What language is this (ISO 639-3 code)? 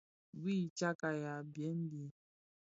ksf